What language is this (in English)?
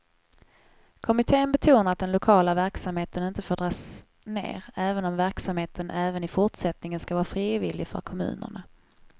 Swedish